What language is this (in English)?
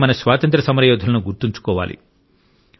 Telugu